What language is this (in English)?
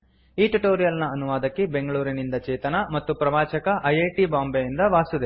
Kannada